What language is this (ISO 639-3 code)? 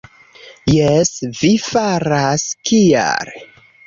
epo